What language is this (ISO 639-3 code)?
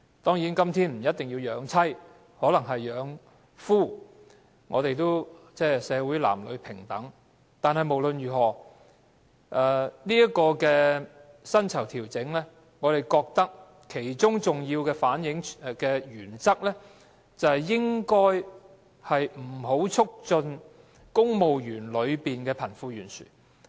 yue